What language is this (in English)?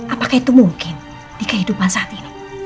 Indonesian